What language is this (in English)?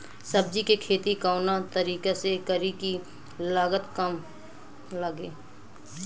Bhojpuri